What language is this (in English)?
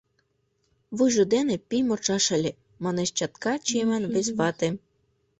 Mari